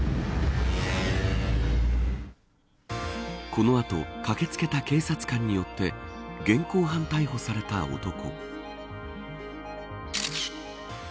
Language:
Japanese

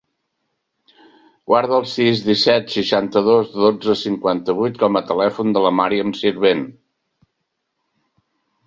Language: Catalan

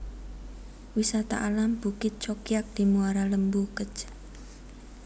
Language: Javanese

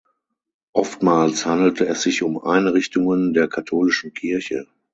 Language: German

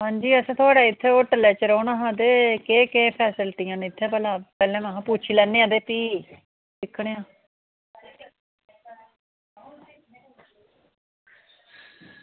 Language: Dogri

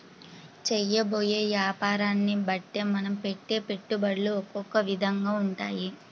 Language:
Telugu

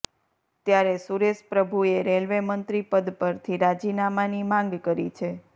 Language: Gujarati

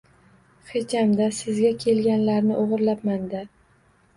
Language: Uzbek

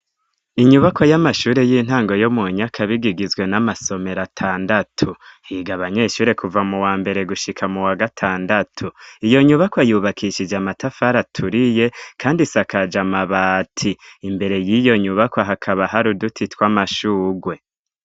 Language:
Rundi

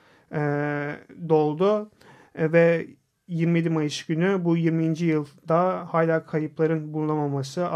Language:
Turkish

